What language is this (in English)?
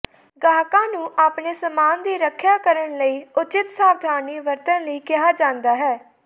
Punjabi